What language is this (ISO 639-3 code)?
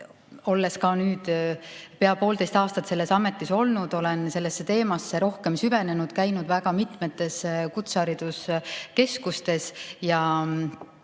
est